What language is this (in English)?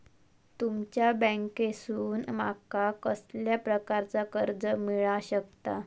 Marathi